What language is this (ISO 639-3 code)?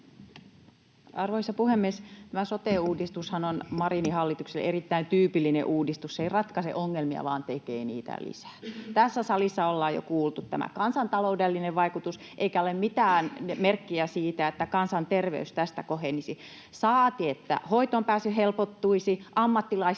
fin